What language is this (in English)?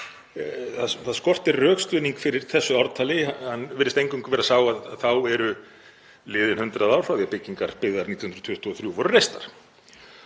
Icelandic